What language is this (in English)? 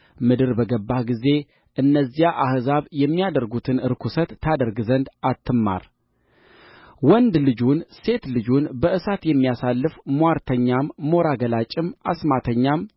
Amharic